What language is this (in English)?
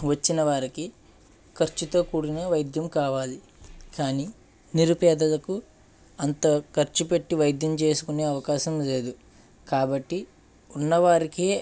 Telugu